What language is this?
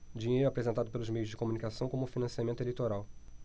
Portuguese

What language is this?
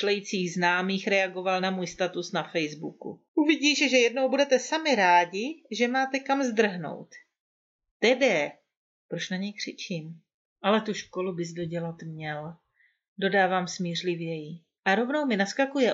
Czech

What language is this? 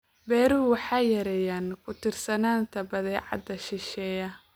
Somali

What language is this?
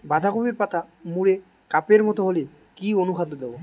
Bangla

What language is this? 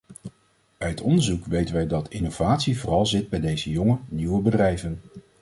Dutch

